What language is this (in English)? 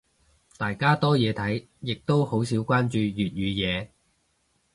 Cantonese